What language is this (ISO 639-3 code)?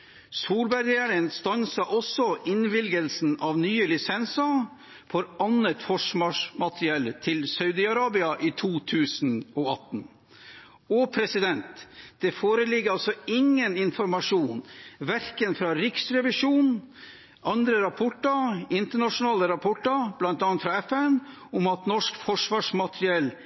nob